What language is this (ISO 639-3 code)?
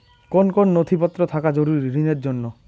ben